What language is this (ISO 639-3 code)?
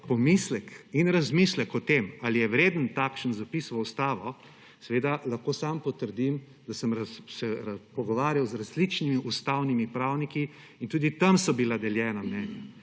slv